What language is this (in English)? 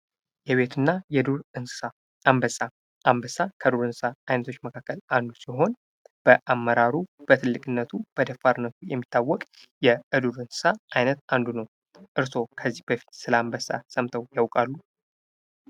Amharic